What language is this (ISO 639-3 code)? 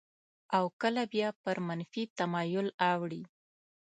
pus